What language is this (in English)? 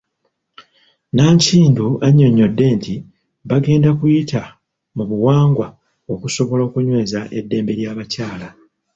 Ganda